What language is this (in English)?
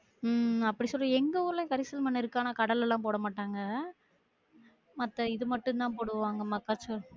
Tamil